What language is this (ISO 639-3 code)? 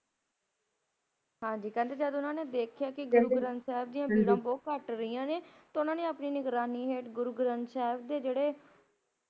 pan